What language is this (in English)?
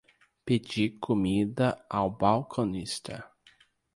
Portuguese